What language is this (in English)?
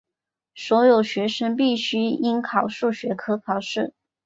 Chinese